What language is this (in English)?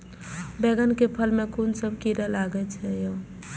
Maithili